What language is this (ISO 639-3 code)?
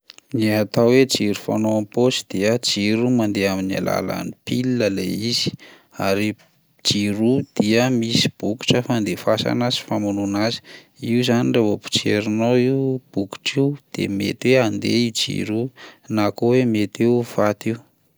mlg